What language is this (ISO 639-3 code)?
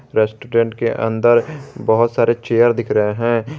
hin